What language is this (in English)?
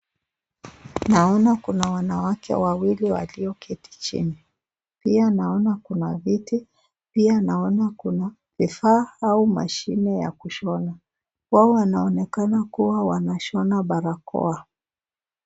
Swahili